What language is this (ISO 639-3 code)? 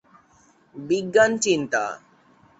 ben